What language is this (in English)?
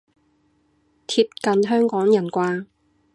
Cantonese